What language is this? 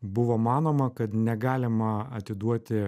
Lithuanian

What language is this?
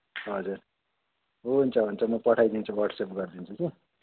Nepali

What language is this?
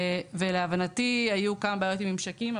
Hebrew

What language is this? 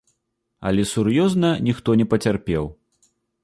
Belarusian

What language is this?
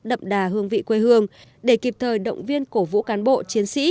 Vietnamese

